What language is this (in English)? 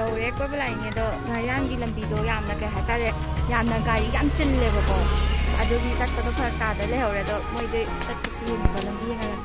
Thai